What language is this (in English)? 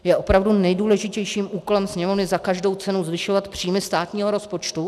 Czech